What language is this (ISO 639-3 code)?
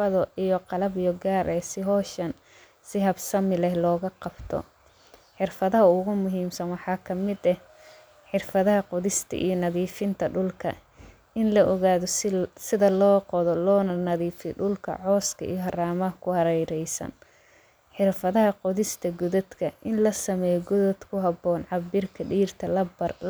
som